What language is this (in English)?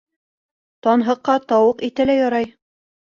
Bashkir